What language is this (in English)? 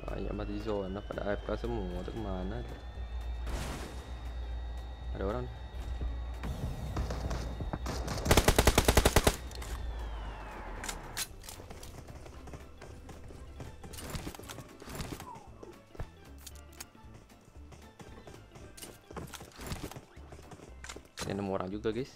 Indonesian